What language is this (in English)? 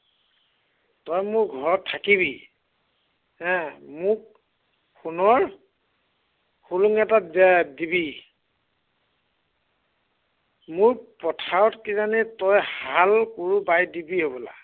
Assamese